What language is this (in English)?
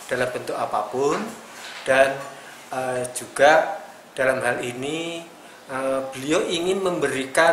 Indonesian